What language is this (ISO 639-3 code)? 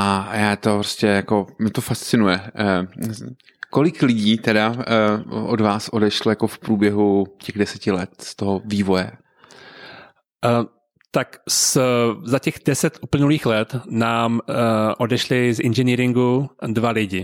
ces